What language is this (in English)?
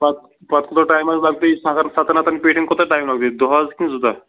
Kashmiri